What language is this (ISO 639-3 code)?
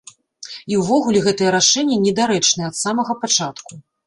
bel